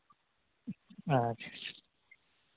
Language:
Santali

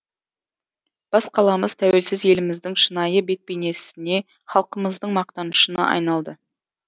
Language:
Kazakh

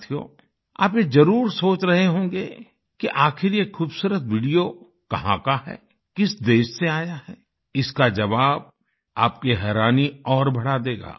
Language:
Hindi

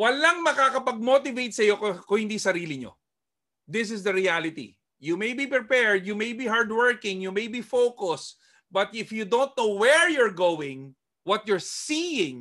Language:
Filipino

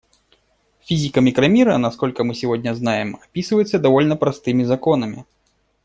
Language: Russian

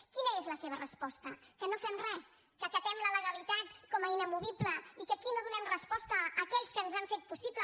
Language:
Catalan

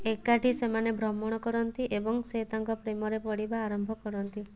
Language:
Odia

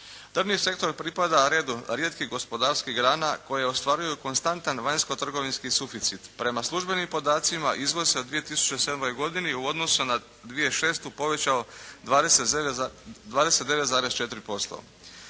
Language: Croatian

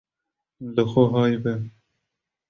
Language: Kurdish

